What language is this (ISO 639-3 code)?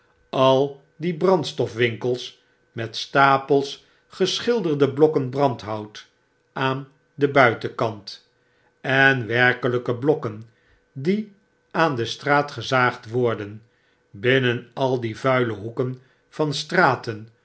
nld